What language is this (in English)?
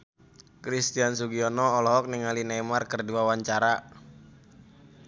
Sundanese